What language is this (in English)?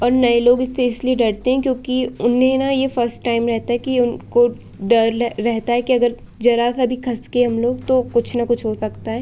Hindi